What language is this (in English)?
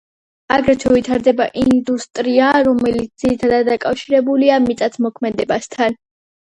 Georgian